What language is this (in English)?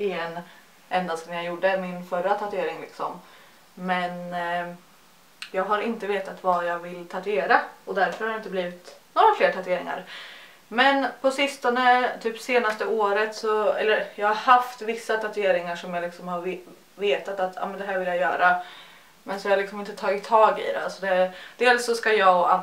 Swedish